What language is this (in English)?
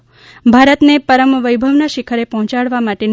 Gujarati